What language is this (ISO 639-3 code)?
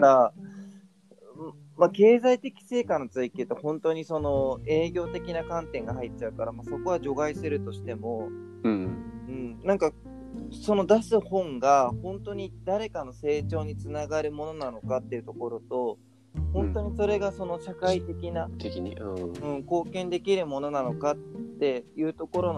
jpn